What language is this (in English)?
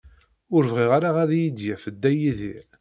Kabyle